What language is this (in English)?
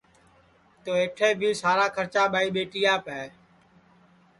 Sansi